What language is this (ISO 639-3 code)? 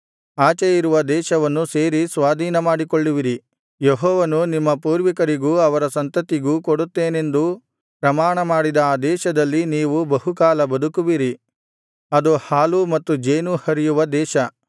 kan